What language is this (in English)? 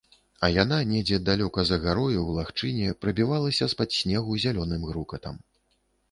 Belarusian